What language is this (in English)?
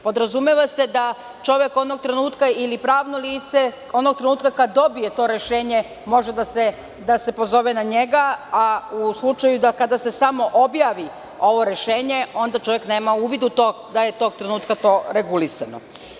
Serbian